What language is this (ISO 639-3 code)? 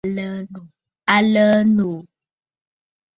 bfd